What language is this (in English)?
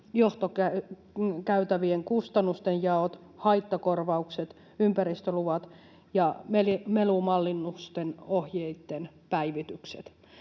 Finnish